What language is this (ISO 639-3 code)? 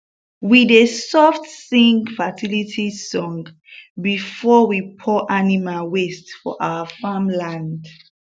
pcm